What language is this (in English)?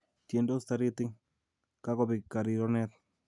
Kalenjin